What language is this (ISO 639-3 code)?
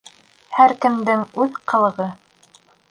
bak